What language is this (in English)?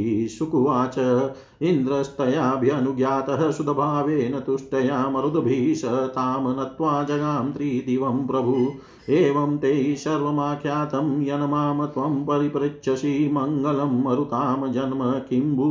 Hindi